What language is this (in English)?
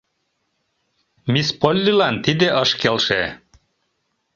Mari